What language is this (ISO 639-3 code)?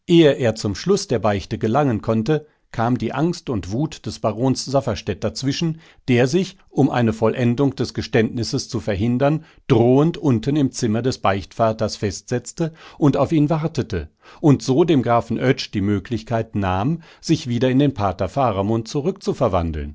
deu